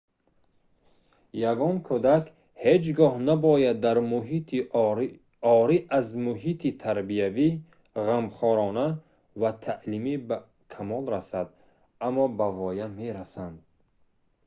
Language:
Tajik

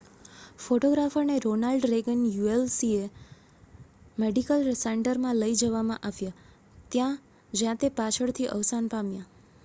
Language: Gujarati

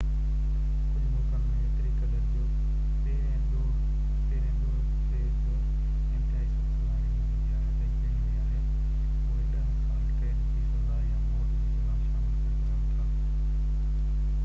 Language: Sindhi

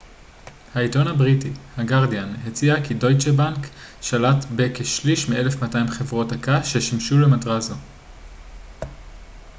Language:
Hebrew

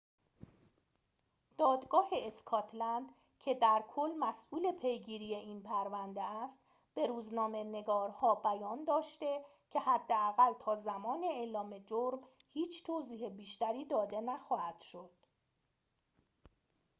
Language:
Persian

